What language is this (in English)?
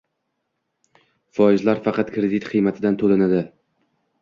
Uzbek